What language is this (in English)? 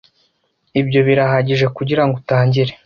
Kinyarwanda